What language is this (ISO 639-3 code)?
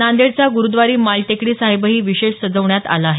mar